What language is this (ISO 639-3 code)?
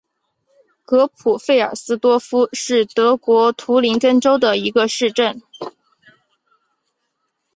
zho